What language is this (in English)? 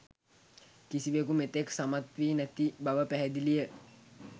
Sinhala